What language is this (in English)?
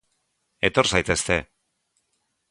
Basque